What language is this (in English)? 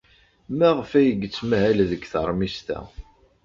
Kabyle